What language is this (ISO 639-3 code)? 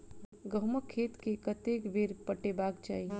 mai